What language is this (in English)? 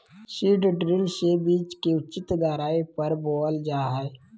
Magahi